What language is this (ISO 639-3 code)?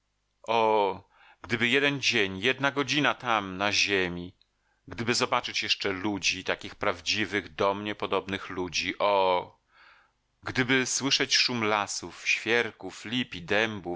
pol